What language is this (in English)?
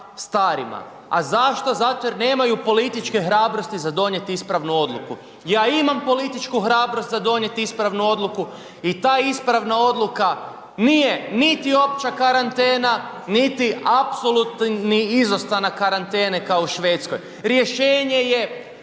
Croatian